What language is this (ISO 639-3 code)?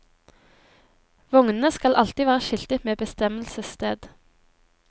nor